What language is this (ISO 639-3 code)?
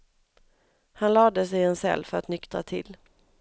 swe